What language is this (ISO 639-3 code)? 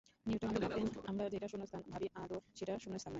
ben